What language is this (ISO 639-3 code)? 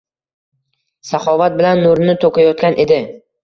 uzb